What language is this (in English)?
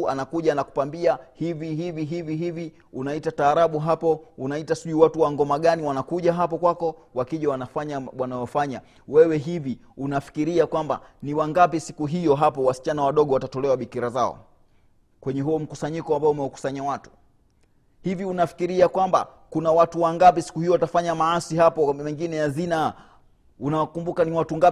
Swahili